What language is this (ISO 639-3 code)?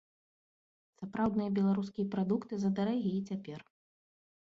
bel